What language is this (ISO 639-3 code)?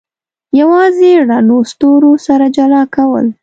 pus